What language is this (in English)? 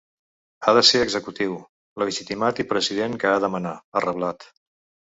Catalan